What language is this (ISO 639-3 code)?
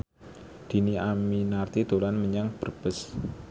jav